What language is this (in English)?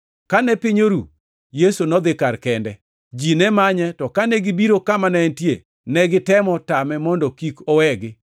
Luo (Kenya and Tanzania)